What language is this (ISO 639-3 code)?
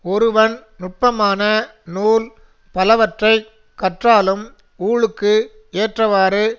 tam